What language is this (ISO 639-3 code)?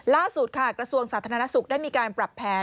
tha